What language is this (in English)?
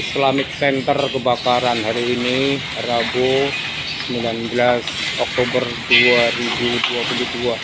Indonesian